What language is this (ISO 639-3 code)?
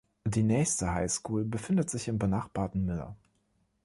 deu